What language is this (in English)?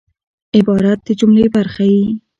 Pashto